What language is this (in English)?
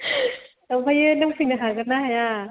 Bodo